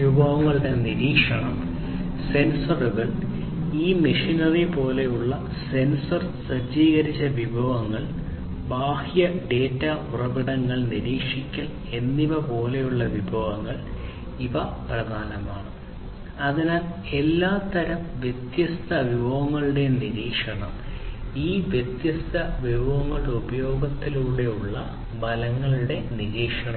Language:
Malayalam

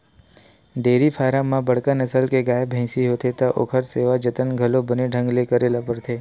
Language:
Chhattisgarhi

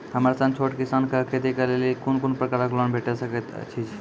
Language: Maithili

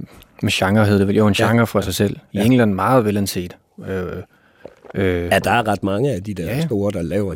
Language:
Danish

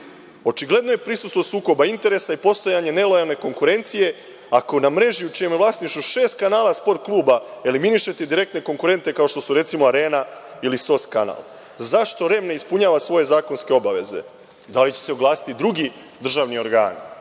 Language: Serbian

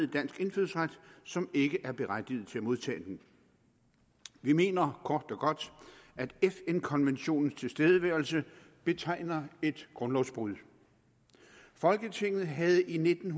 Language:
Danish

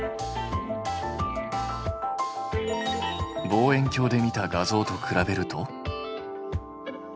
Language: Japanese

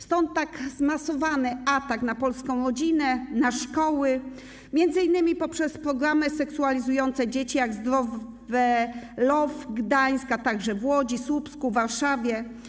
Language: Polish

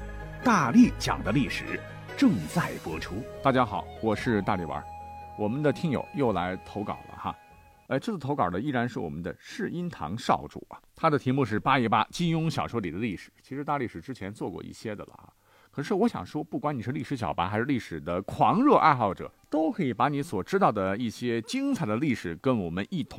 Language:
Chinese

